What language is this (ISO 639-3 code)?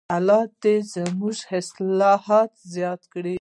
pus